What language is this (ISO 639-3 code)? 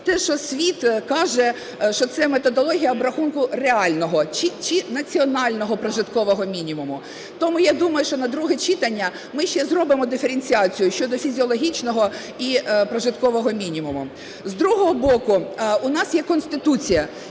ukr